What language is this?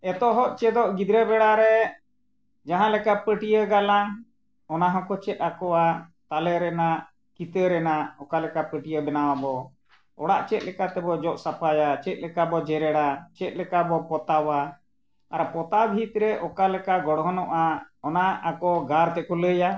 Santali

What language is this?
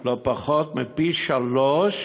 Hebrew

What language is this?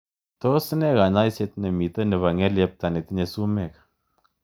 Kalenjin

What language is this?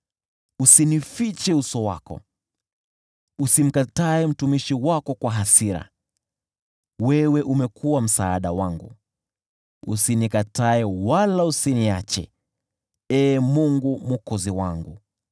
Swahili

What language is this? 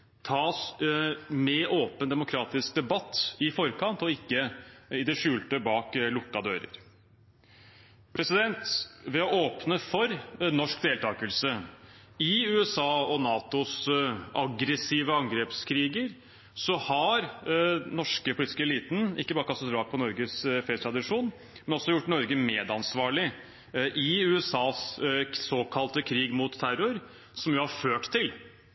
Norwegian Bokmål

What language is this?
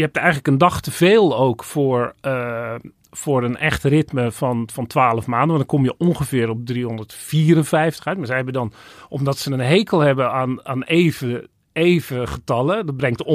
Dutch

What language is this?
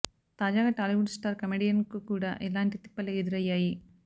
Telugu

